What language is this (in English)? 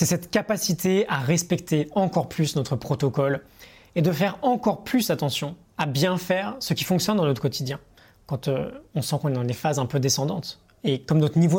French